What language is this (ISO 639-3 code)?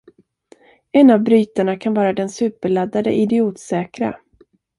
swe